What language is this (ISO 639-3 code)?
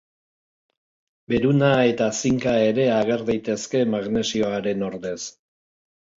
eus